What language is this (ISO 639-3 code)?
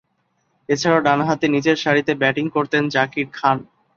ben